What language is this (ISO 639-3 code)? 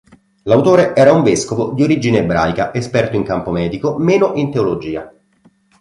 ita